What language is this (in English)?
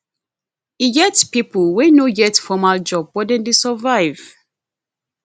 Nigerian Pidgin